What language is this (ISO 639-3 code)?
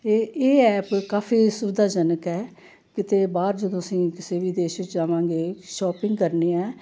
pan